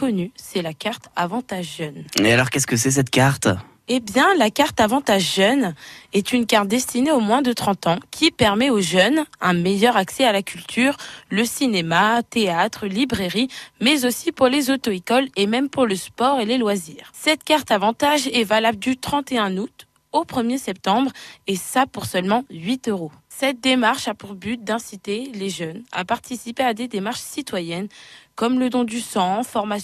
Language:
French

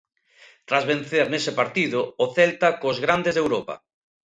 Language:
Galician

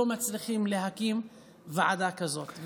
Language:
Hebrew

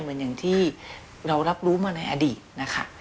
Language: Thai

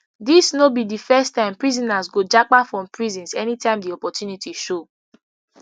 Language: Nigerian Pidgin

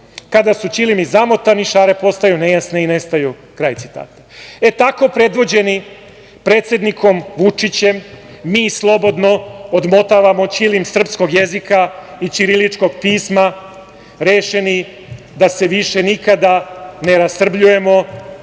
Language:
Serbian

